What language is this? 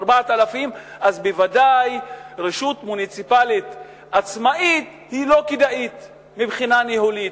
Hebrew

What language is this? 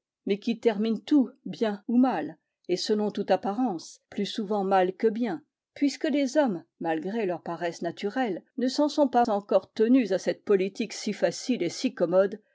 French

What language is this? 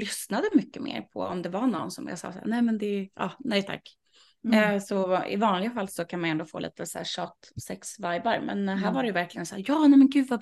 Swedish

